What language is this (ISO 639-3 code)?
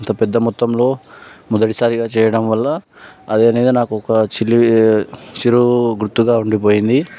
tel